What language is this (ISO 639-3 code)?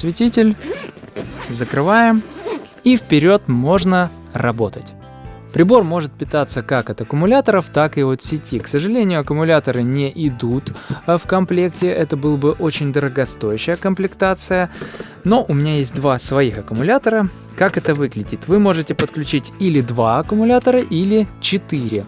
rus